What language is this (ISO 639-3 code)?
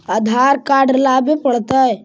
mag